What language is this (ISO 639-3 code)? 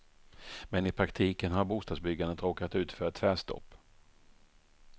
swe